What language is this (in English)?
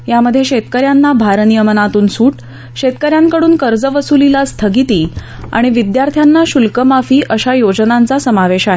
Marathi